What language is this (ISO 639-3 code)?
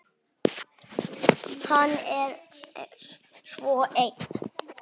isl